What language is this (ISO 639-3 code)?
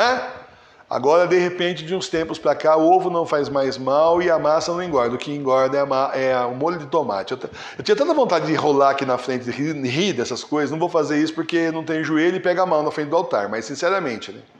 por